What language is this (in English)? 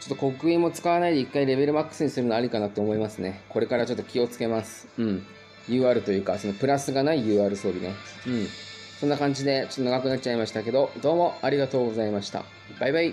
Japanese